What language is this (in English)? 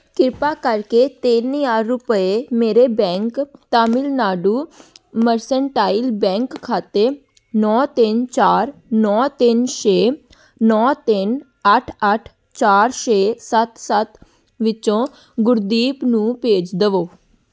Punjabi